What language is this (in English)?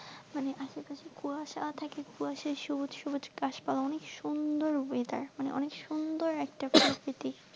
Bangla